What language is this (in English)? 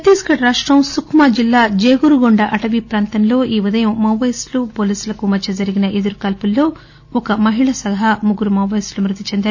Telugu